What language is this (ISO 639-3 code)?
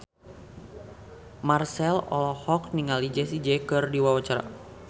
sun